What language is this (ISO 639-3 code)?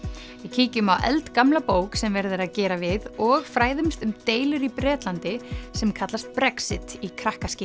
isl